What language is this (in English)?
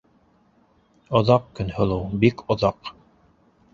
Bashkir